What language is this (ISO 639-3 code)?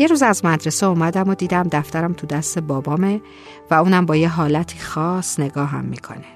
fas